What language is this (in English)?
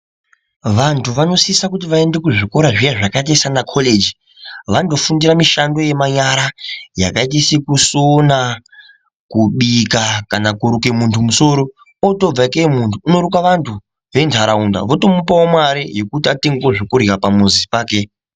Ndau